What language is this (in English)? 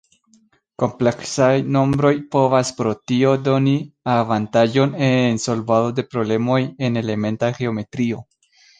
Esperanto